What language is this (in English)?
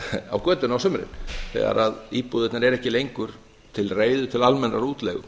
Icelandic